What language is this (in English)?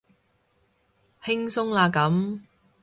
Cantonese